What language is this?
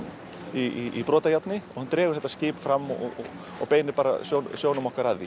Icelandic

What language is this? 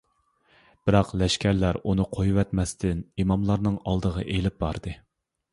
Uyghur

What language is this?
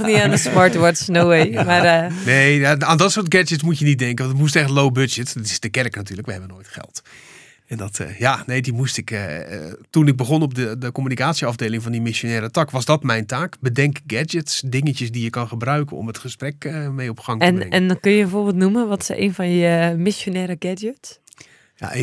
Dutch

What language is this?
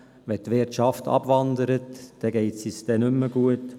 Swiss German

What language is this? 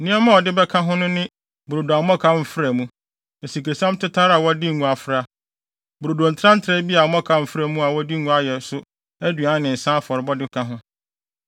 Akan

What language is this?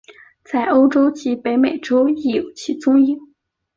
Chinese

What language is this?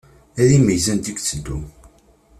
Kabyle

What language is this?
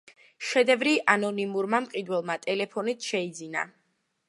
Georgian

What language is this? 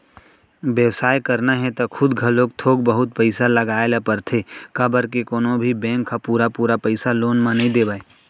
Chhattisgarhi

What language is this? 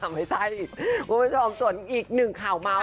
Thai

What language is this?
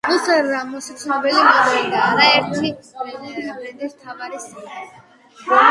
Georgian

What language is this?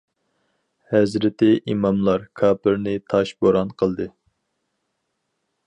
Uyghur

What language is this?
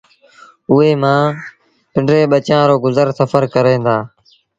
Sindhi Bhil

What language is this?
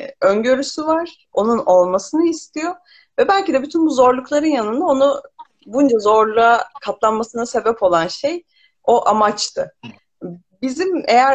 Turkish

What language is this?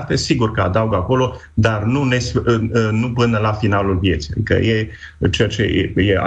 Romanian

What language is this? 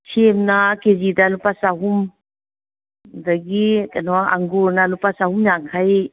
Manipuri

